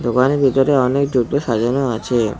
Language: Bangla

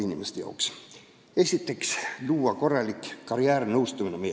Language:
Estonian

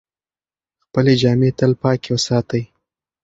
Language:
Pashto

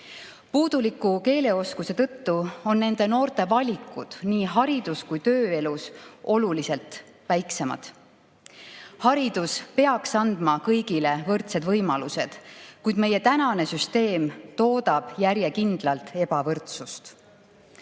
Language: Estonian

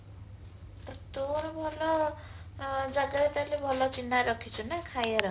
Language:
Odia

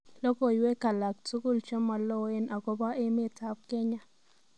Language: Kalenjin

